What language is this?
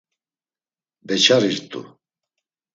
Laz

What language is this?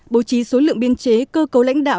Vietnamese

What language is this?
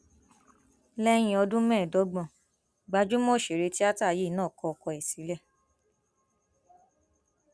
Yoruba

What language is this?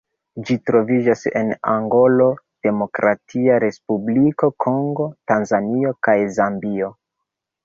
Esperanto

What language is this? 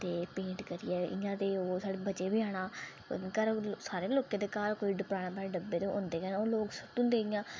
Dogri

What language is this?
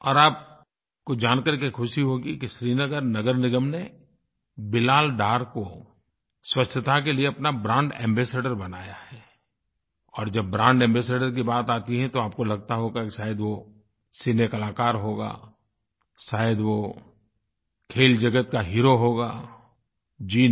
Hindi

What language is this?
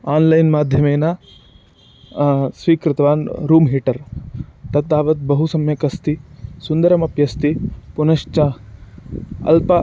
Sanskrit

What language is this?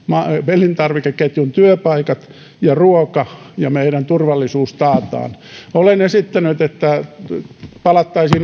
Finnish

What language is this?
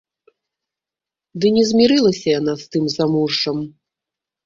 Belarusian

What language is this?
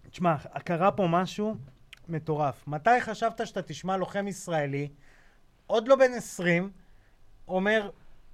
Hebrew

